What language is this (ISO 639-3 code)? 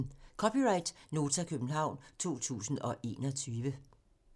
dan